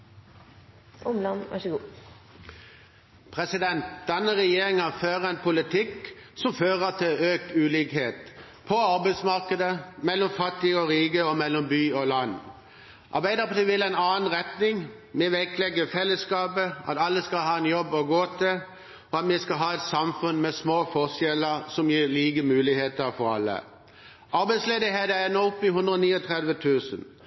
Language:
Norwegian Bokmål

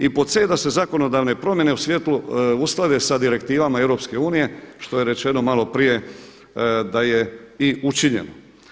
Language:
Croatian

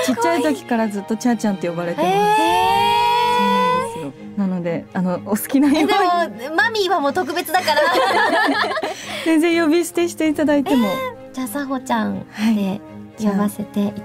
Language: Japanese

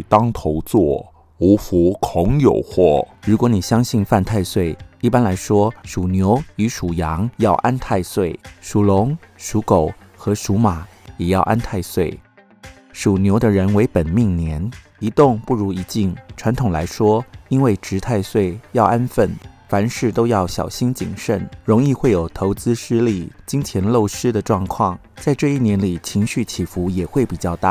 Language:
Chinese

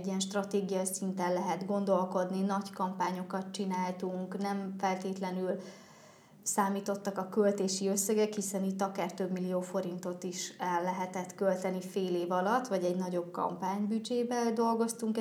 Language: Hungarian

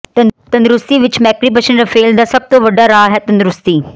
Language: Punjabi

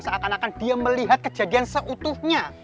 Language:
Indonesian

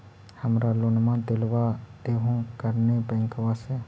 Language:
Magahi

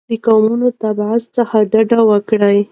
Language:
Pashto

